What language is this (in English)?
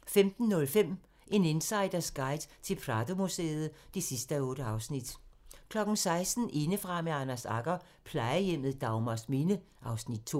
Danish